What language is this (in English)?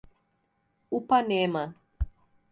Portuguese